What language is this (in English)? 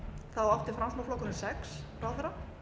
Icelandic